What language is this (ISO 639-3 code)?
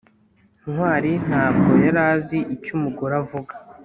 kin